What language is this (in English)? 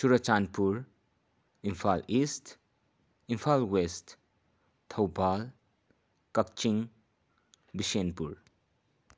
Manipuri